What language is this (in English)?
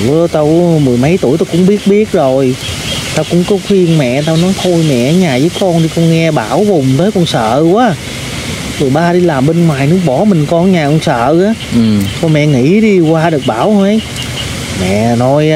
Vietnamese